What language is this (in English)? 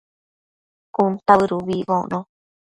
Matsés